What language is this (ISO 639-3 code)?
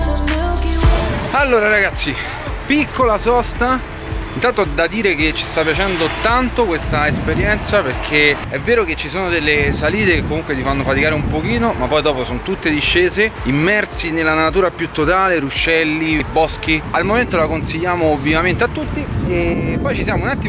ita